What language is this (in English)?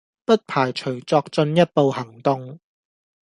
Cantonese